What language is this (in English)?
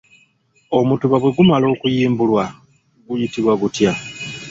Ganda